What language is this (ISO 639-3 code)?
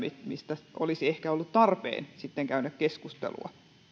fin